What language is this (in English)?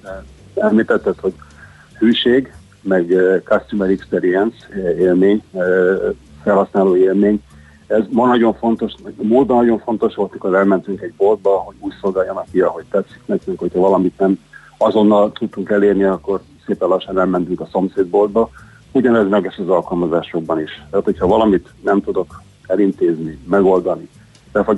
Hungarian